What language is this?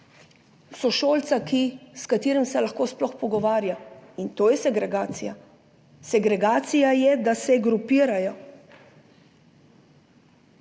Slovenian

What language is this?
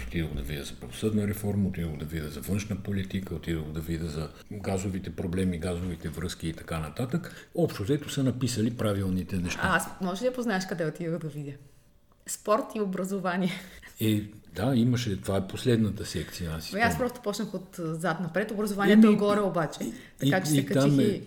Bulgarian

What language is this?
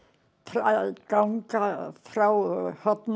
Icelandic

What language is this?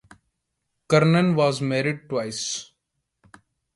English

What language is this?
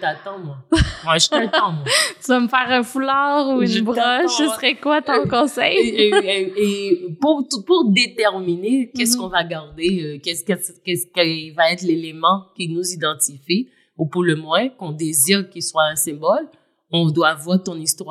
French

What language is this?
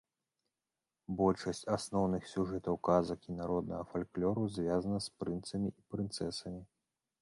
Belarusian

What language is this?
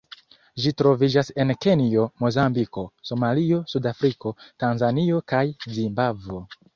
Esperanto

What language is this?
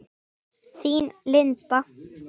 Icelandic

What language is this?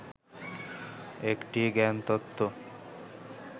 Bangla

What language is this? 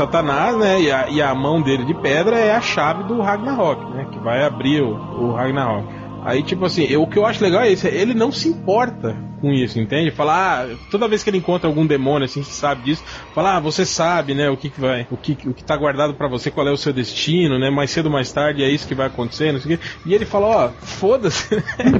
Portuguese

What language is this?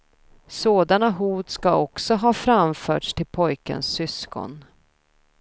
Swedish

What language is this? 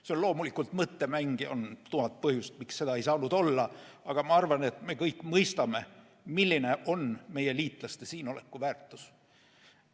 Estonian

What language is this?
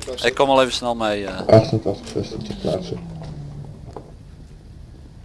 Dutch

